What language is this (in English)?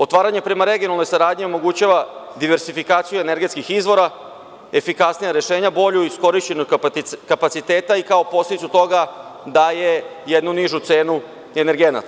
Serbian